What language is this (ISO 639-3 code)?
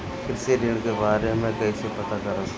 bho